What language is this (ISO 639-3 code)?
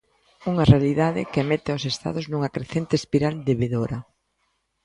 glg